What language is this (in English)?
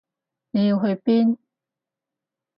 Cantonese